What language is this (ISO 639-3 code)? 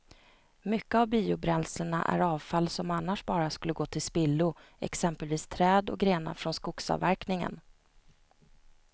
swe